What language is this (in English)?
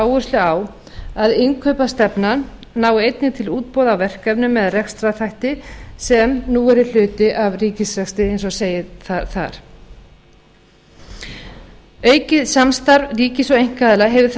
Icelandic